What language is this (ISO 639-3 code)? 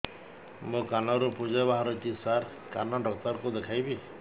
ori